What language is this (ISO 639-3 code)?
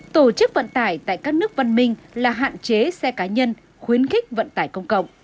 vie